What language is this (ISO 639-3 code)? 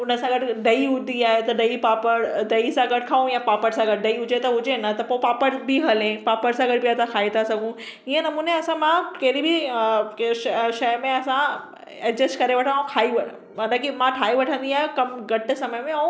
snd